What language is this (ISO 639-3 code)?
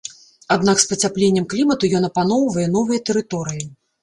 bel